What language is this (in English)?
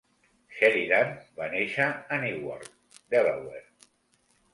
Catalan